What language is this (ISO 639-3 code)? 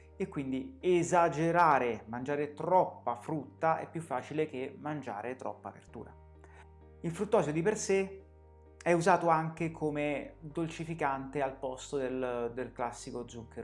ita